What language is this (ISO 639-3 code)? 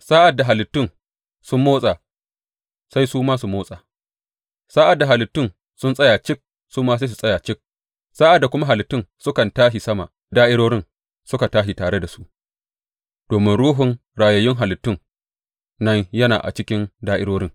hau